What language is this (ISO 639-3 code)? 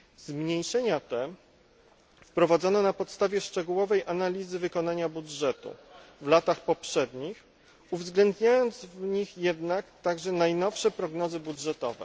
pol